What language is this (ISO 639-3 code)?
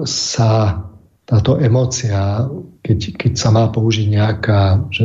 slk